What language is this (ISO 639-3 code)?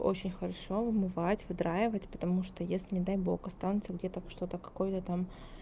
rus